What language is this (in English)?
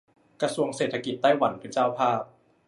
Thai